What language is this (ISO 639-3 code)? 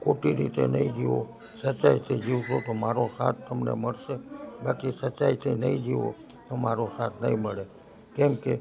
guj